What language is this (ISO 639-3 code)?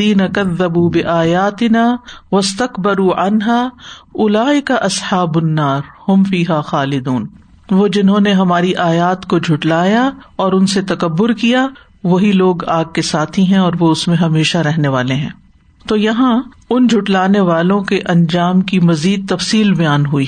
urd